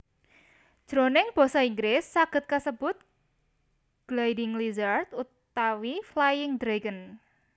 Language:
Javanese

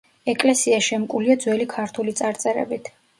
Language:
Georgian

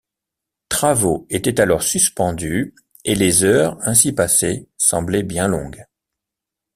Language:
French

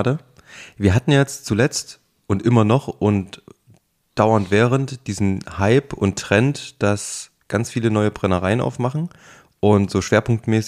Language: German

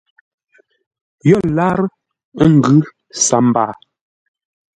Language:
Ngombale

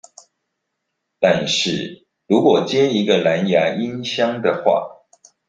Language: Chinese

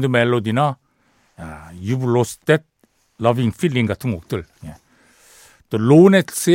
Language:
Korean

